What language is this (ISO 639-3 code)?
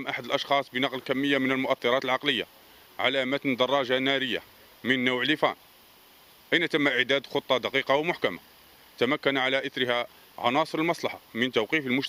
ara